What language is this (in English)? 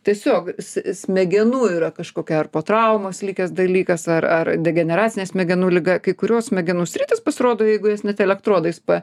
Lithuanian